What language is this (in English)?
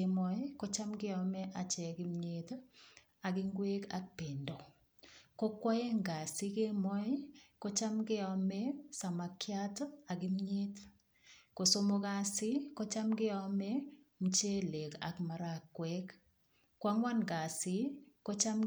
Kalenjin